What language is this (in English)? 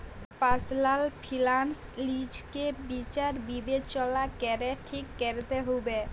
Bangla